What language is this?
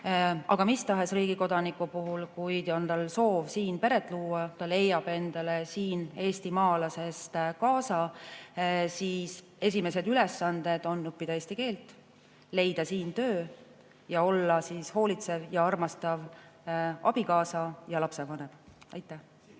Estonian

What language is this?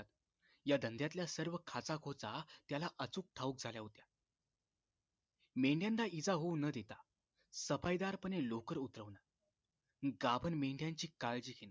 Marathi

